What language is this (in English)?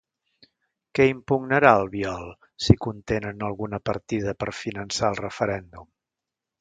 Catalan